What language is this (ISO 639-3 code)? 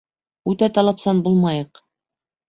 bak